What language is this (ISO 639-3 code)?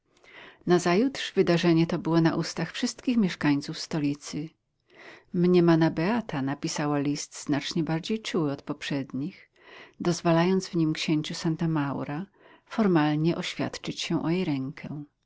pol